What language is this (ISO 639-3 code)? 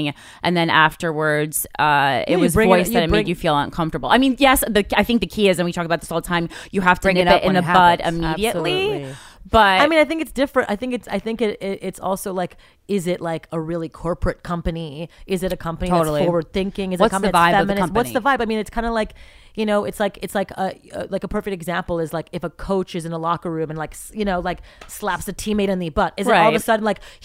eng